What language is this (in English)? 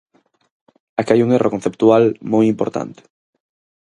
Galician